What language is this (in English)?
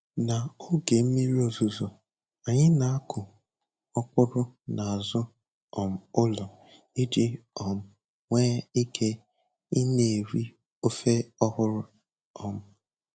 Igbo